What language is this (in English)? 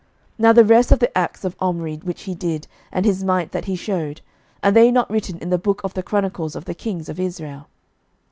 English